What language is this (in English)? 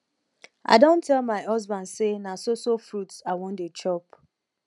Nigerian Pidgin